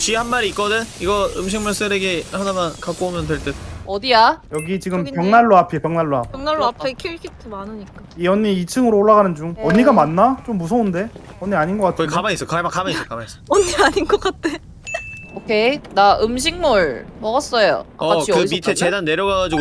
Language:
Korean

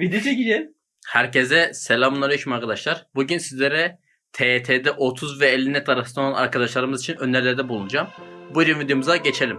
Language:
Turkish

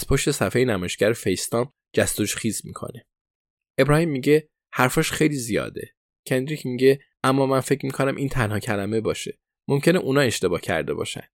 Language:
Persian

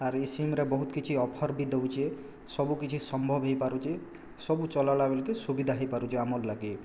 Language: Odia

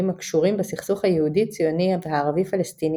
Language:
Hebrew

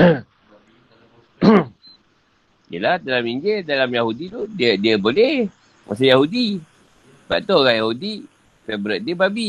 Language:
Malay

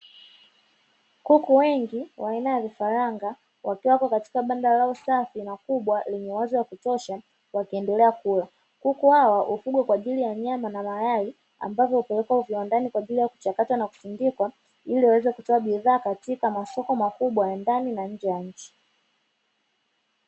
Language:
Swahili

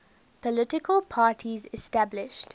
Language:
English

